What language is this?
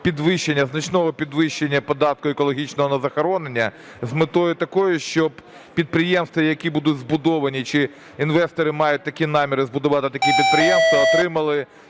Ukrainian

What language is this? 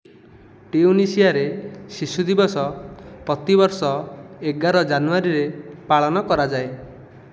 Odia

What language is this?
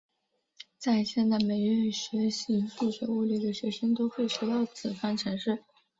Chinese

